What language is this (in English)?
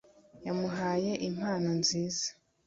Kinyarwanda